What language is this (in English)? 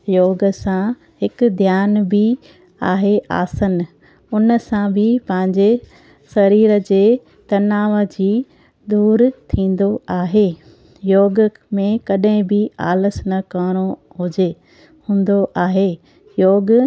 Sindhi